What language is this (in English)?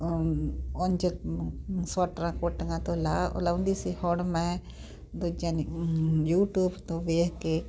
Punjabi